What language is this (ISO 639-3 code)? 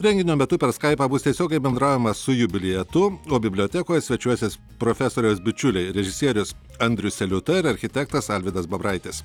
lit